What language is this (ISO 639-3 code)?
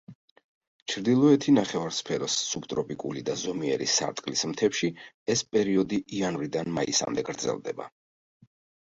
kat